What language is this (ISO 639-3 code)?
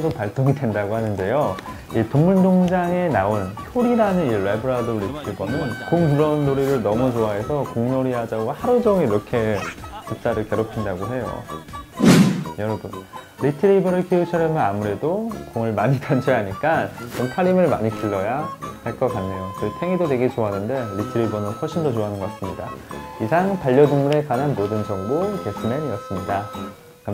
kor